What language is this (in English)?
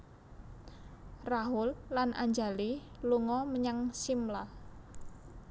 Javanese